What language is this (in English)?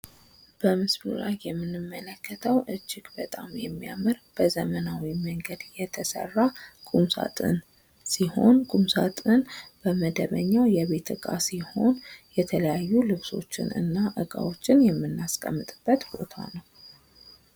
Amharic